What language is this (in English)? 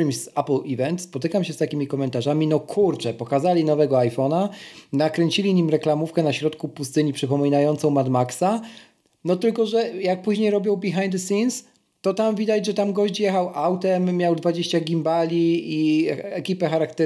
Polish